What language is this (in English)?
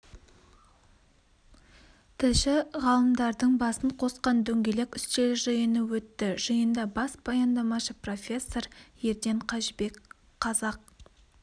Kazakh